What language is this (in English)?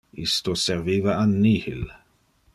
Interlingua